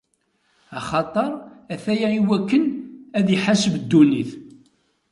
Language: Kabyle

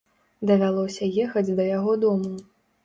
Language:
Belarusian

